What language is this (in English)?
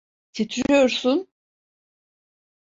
Turkish